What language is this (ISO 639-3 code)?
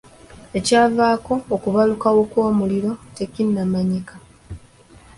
lug